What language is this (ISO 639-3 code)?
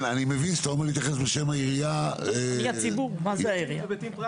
heb